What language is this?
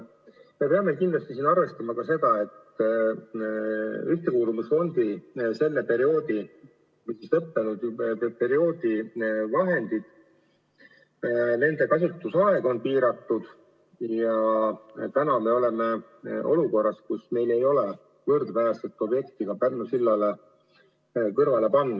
Estonian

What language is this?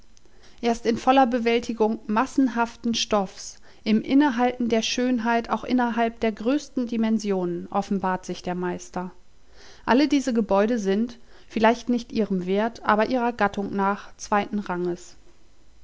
German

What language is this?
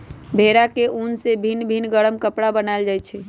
Magahi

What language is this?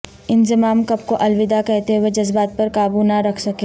Urdu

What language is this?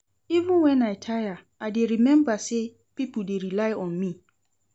Nigerian Pidgin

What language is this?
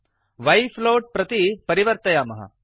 Sanskrit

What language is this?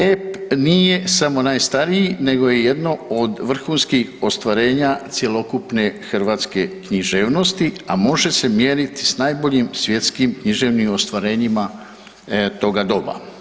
Croatian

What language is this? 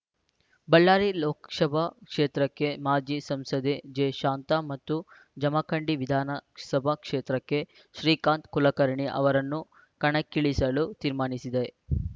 Kannada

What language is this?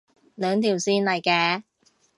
Cantonese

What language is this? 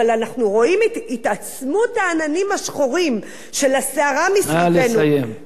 Hebrew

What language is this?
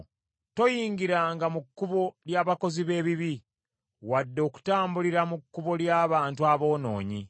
Ganda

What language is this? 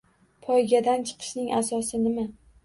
Uzbek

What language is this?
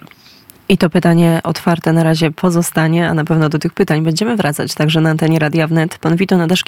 Polish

